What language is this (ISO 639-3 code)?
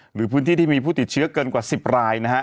tha